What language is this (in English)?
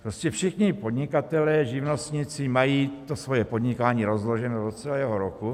Czech